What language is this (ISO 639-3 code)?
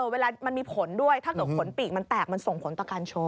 tha